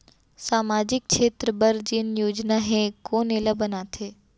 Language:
Chhattisgarhi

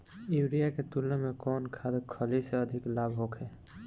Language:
Bhojpuri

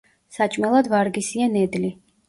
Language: Georgian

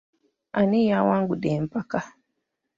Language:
Ganda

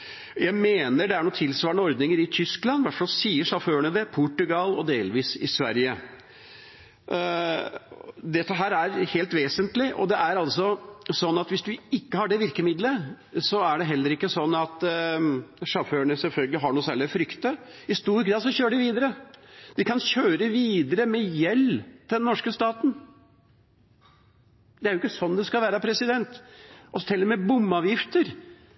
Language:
Norwegian Bokmål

